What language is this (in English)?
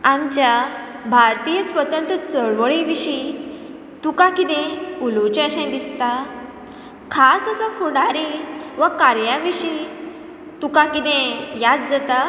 Konkani